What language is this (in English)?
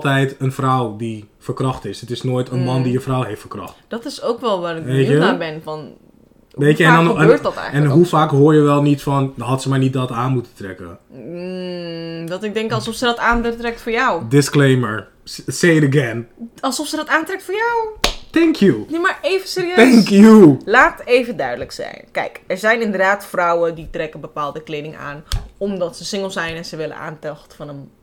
Dutch